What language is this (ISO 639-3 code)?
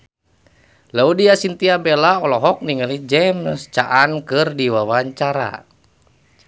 sun